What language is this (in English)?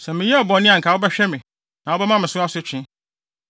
Akan